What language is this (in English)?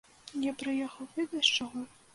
Belarusian